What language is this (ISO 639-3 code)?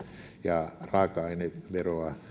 fin